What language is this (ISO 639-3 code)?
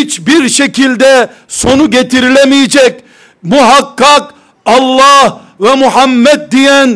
tur